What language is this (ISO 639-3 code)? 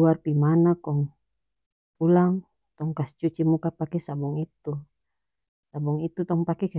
max